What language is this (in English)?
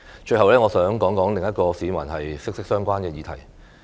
Cantonese